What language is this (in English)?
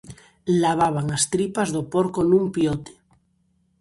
Galician